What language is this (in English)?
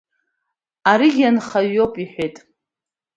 Abkhazian